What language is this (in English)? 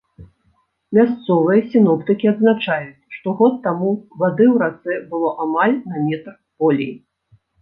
Belarusian